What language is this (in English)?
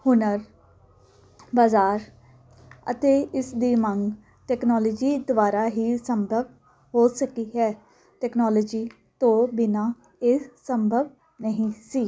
Punjabi